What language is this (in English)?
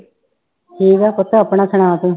Punjabi